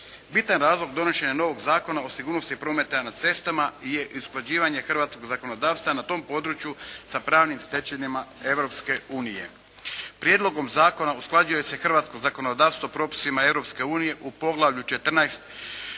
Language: Croatian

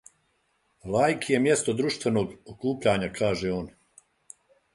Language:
Serbian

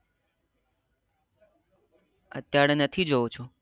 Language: Gujarati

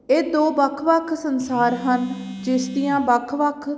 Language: Punjabi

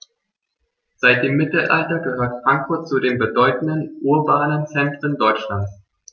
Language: German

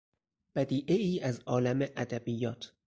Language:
Persian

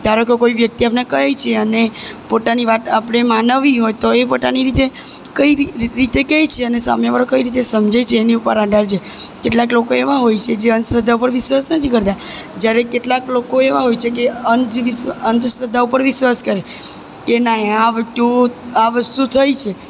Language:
Gujarati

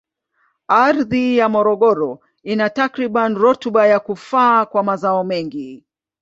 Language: Swahili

